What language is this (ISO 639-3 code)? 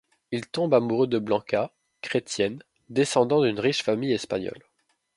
fra